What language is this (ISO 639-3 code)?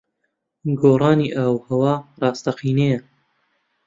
ckb